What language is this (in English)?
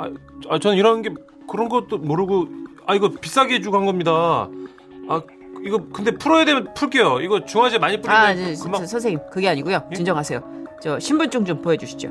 Korean